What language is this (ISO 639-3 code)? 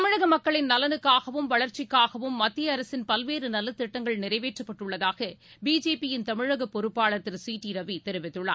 tam